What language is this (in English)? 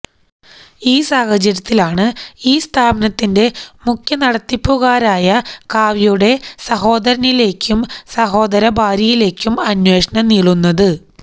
Malayalam